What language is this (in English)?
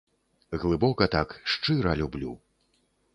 Belarusian